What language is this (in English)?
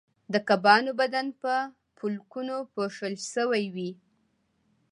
Pashto